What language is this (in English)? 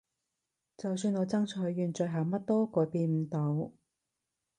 Cantonese